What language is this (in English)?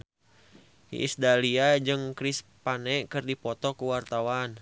Sundanese